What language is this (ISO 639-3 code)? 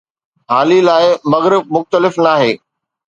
snd